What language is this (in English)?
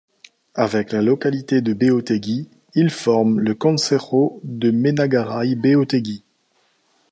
French